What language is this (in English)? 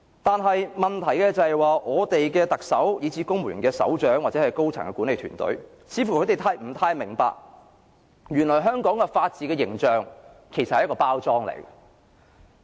Cantonese